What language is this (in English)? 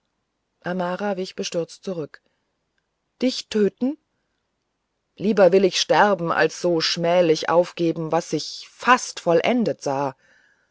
German